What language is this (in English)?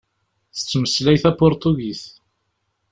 Kabyle